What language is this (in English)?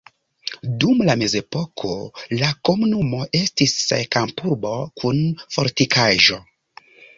Esperanto